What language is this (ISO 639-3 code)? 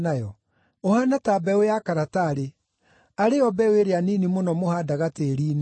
kik